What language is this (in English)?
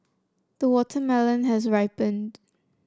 English